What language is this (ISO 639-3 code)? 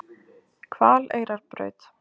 isl